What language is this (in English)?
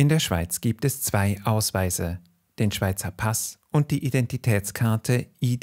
German